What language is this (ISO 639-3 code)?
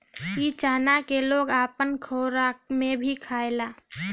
bho